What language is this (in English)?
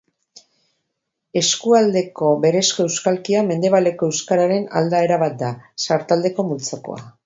Basque